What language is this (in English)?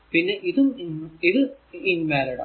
Malayalam